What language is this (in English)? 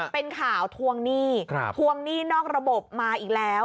Thai